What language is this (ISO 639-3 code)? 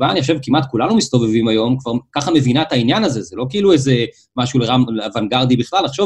heb